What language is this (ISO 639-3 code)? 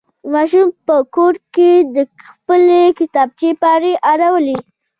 pus